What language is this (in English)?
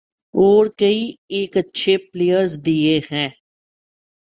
Urdu